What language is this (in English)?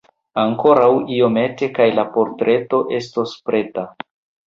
Esperanto